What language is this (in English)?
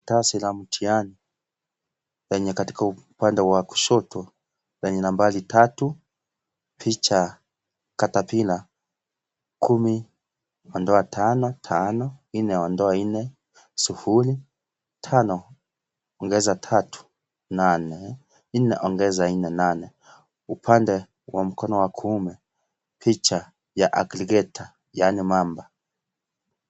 Swahili